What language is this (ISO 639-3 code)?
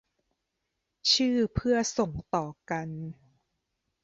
tha